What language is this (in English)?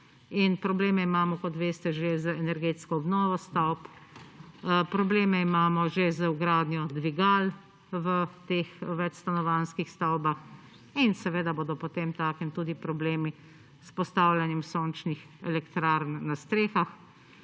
Slovenian